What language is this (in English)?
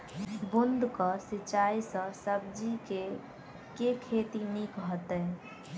Maithili